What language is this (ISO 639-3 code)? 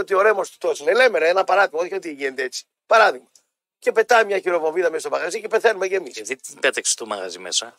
ell